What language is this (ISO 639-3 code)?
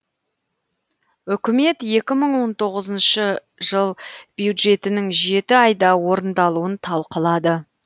kaz